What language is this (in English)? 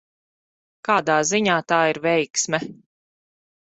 Latvian